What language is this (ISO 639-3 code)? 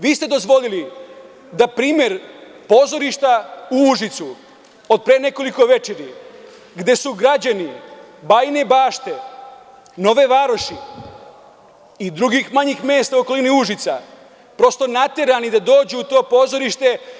srp